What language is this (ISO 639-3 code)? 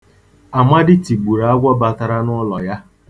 ibo